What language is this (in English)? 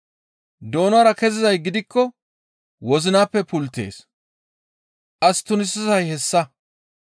Gamo